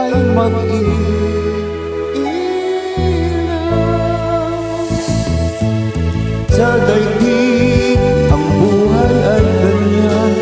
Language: Filipino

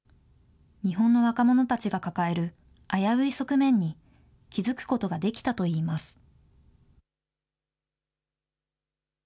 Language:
Japanese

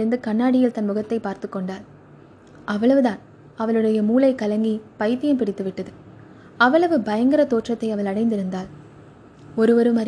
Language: Tamil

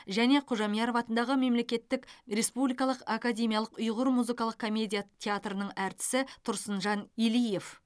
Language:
Kazakh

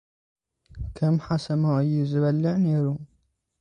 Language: Tigrinya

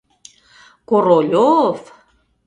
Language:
Mari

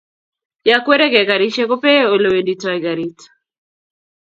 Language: Kalenjin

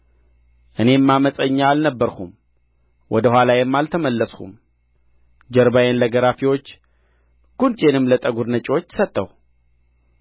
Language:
Amharic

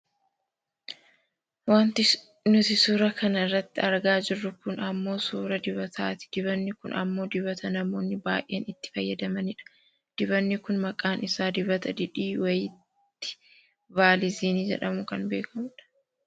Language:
Oromo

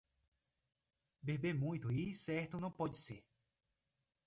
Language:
Portuguese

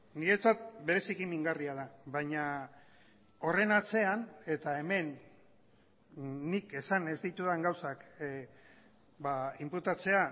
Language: Basque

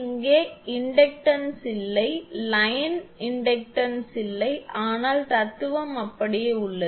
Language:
Tamil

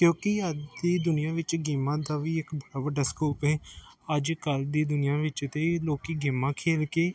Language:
Punjabi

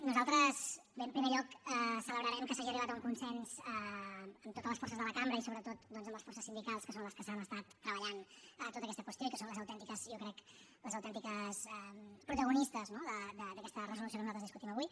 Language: Catalan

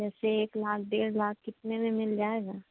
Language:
Hindi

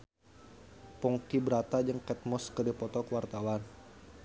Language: Sundanese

